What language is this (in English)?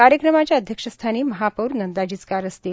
Marathi